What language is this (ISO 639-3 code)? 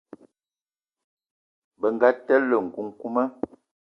eto